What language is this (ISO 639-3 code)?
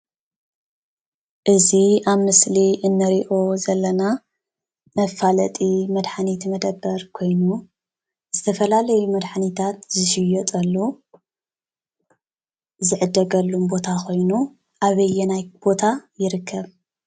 tir